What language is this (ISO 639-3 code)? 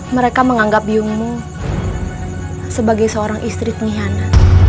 ind